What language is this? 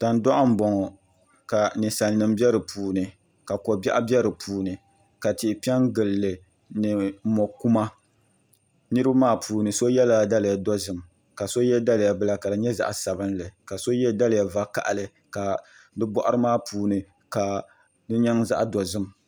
Dagbani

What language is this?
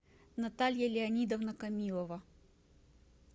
Russian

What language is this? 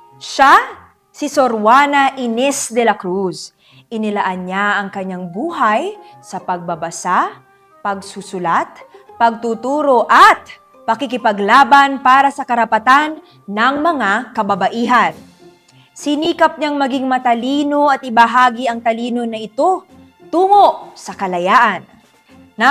Filipino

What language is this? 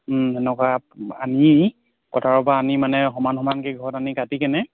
Assamese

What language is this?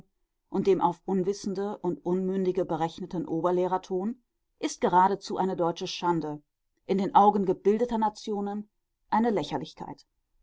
German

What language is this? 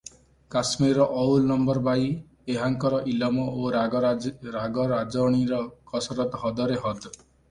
Odia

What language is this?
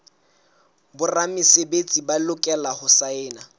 Southern Sotho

